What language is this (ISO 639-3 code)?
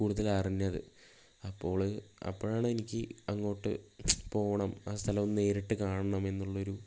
mal